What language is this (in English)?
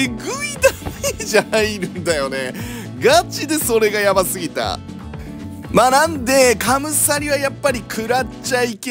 Japanese